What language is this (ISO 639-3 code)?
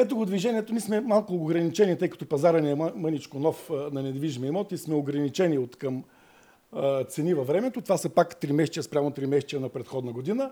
bul